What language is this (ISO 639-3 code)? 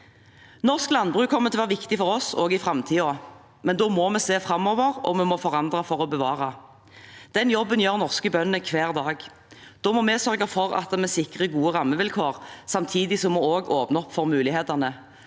nor